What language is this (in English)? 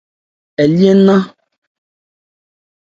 Ebrié